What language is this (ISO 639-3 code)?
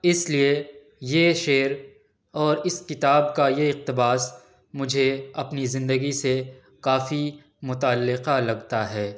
urd